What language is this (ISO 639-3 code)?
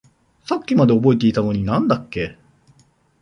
jpn